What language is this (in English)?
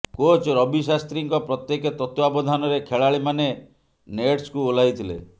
Odia